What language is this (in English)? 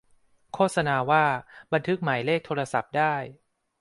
Thai